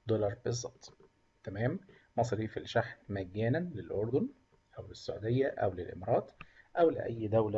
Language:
Arabic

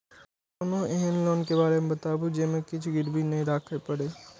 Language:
Maithili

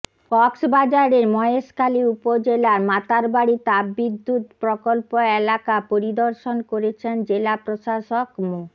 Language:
Bangla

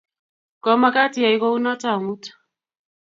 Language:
Kalenjin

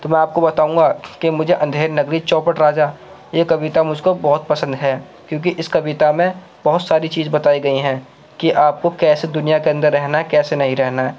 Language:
Urdu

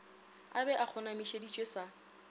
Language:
Northern Sotho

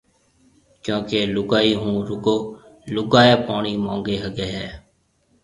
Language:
Marwari (Pakistan)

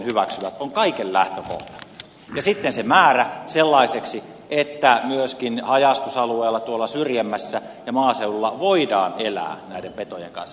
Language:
Finnish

